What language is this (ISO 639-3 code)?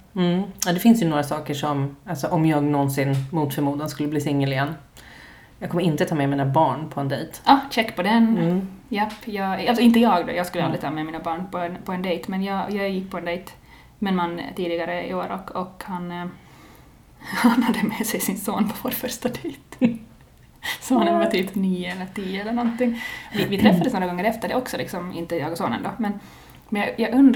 swe